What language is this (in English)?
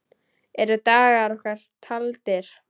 Icelandic